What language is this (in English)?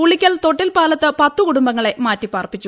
Malayalam